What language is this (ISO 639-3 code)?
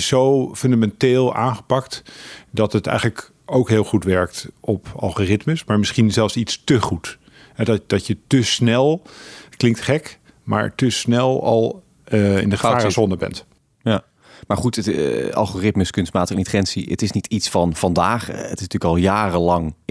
nld